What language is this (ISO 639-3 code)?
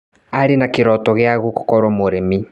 kik